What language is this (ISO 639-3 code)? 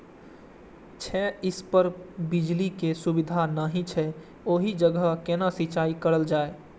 mai